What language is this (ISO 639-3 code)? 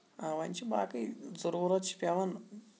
kas